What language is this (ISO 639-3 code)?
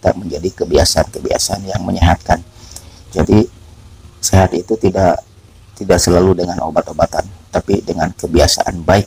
ind